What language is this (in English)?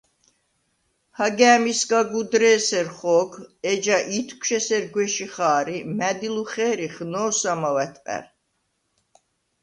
Svan